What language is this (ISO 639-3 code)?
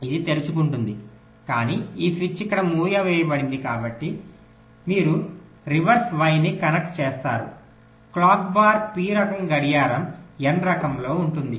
tel